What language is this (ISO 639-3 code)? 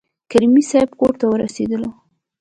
pus